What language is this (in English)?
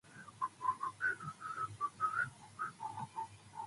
English